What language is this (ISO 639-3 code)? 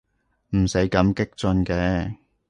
yue